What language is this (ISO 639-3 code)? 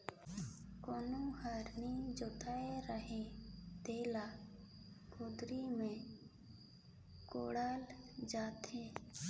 hne